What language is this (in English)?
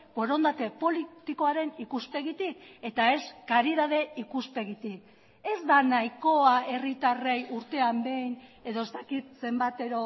Basque